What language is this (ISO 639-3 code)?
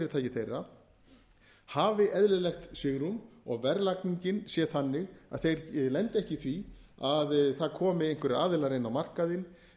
isl